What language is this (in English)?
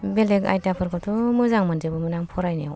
Bodo